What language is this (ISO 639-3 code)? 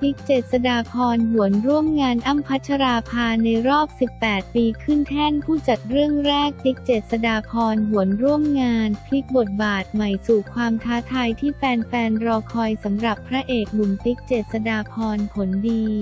tha